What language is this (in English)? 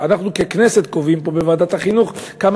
Hebrew